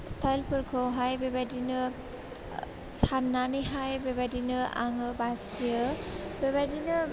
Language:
Bodo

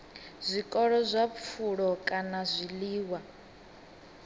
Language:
Venda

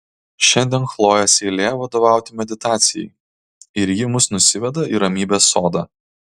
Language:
Lithuanian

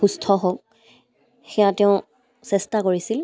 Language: Assamese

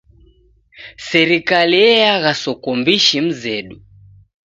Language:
Taita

